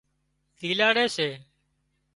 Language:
Wadiyara Koli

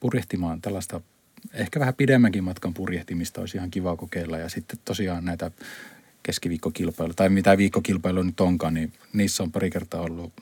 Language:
Finnish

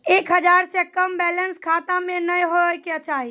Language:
Maithili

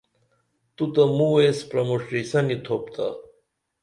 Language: Dameli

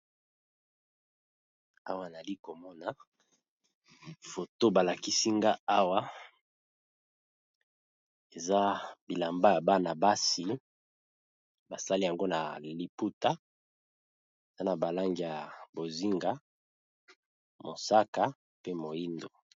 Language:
Lingala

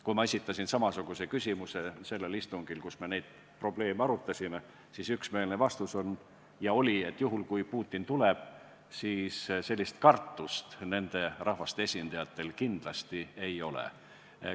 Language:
Estonian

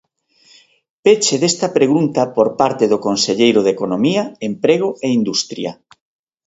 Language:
Galician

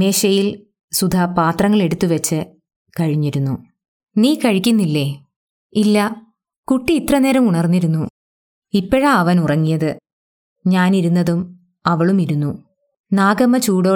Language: Malayalam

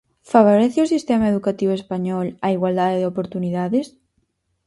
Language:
Galician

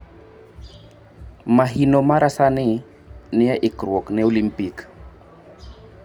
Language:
Luo (Kenya and Tanzania)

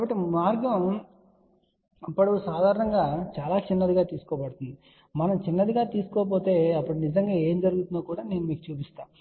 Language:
Telugu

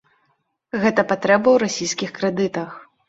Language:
Belarusian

